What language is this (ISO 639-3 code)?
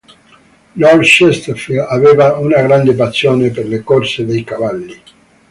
ita